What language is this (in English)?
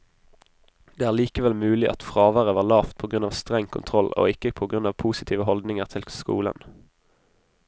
Norwegian